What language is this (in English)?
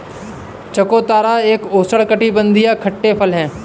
Hindi